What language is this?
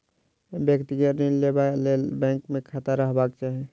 Maithili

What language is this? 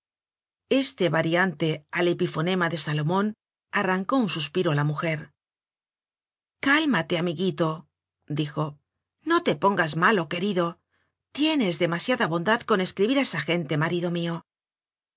Spanish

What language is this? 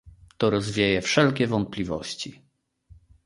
Polish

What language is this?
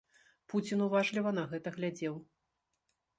Belarusian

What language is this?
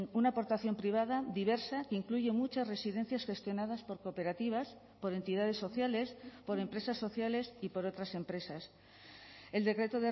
Spanish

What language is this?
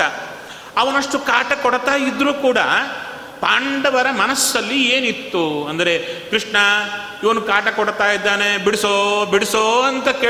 Kannada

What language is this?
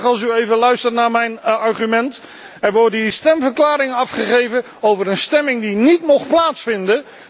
Dutch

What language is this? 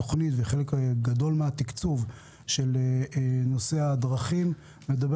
Hebrew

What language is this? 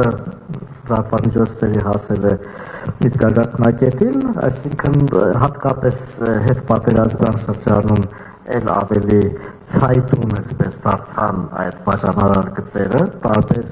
Romanian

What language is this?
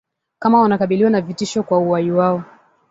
Swahili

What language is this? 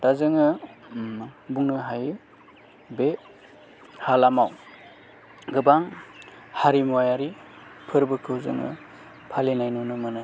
Bodo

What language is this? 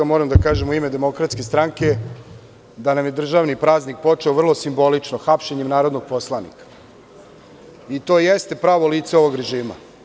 Serbian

